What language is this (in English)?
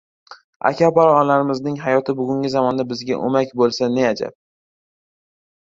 Uzbek